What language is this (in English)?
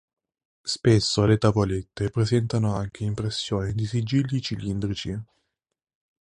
Italian